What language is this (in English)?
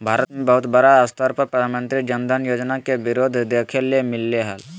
Magahi